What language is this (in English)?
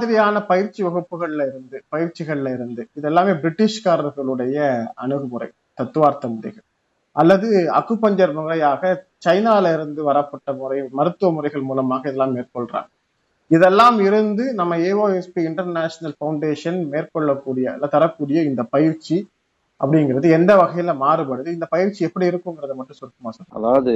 Tamil